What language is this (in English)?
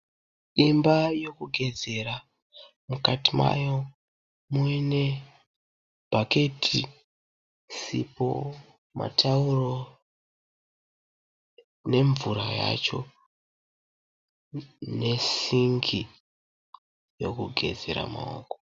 Shona